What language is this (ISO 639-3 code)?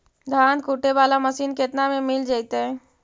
mag